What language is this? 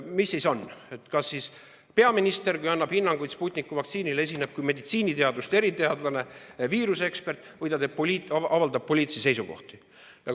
Estonian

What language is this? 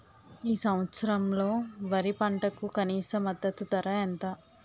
Telugu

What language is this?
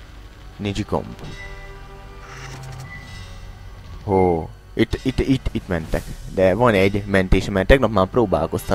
Hungarian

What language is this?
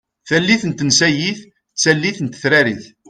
Kabyle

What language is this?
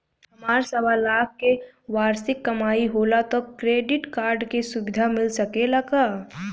Bhojpuri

